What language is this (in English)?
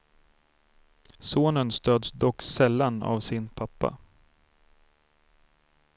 Swedish